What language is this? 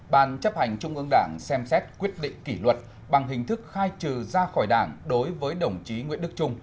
Vietnamese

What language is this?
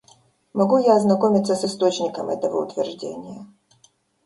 Russian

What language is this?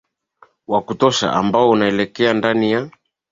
Swahili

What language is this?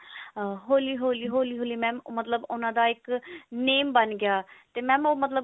Punjabi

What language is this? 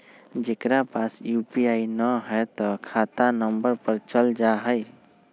Magahi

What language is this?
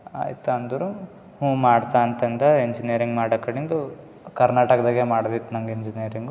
Kannada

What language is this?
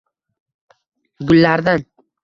Uzbek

